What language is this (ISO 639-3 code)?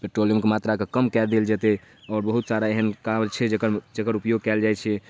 mai